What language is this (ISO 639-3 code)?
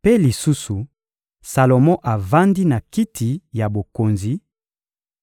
lin